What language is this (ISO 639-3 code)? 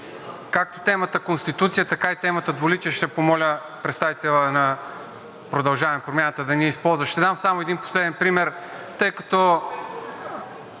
bul